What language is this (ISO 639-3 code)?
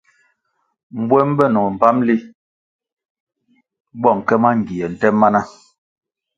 nmg